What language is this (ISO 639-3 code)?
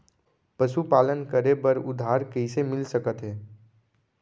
hne